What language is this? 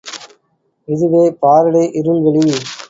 Tamil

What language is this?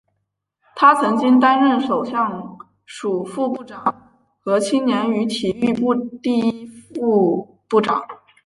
Chinese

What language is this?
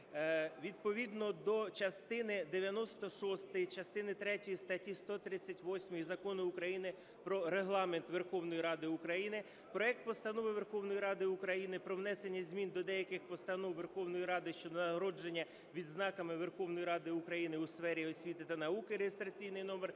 Ukrainian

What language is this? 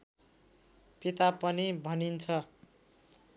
Nepali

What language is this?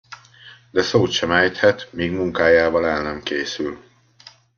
Hungarian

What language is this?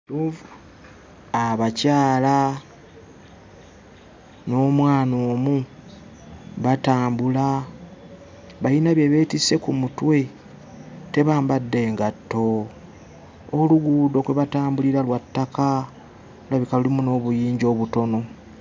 Ganda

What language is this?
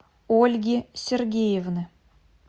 Russian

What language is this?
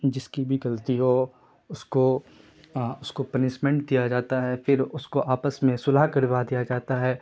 Urdu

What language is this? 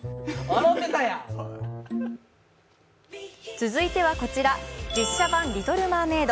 Japanese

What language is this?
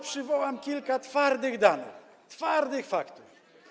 Polish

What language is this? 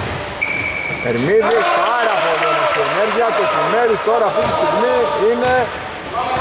Greek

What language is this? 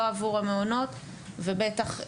Hebrew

